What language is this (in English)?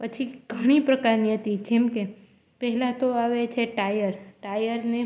Gujarati